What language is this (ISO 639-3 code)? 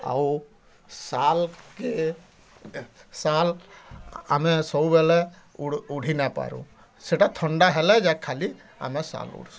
ori